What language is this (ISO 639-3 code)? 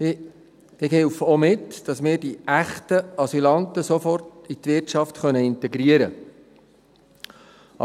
gsw